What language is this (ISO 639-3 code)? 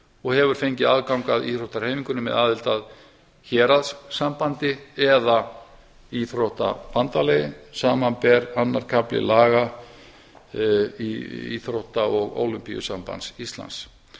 isl